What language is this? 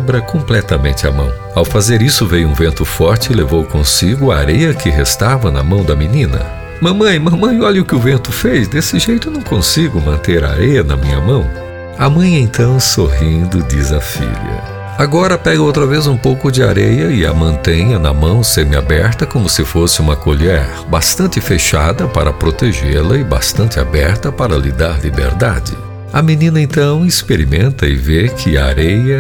Portuguese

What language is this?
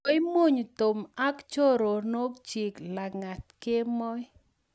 Kalenjin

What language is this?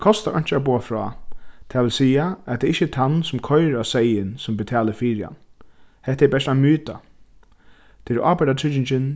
Faroese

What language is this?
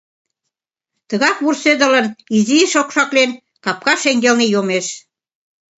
Mari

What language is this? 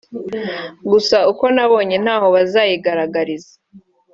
Kinyarwanda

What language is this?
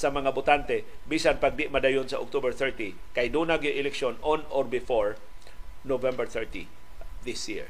Filipino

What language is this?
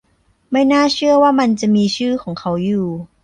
Thai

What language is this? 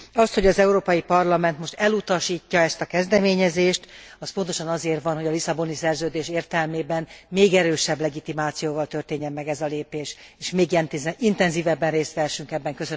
Hungarian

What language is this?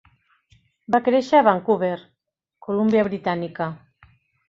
Catalan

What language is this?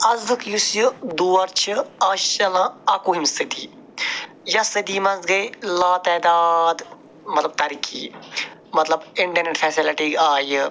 Kashmiri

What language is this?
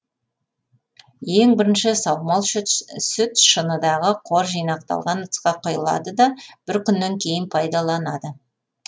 Kazakh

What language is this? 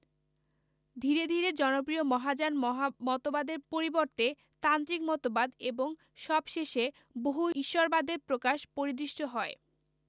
Bangla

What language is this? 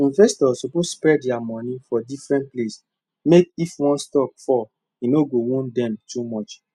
Nigerian Pidgin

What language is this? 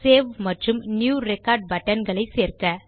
Tamil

